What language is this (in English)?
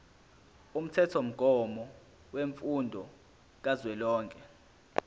Zulu